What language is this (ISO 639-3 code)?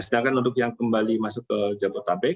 ind